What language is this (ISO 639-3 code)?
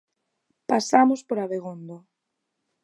glg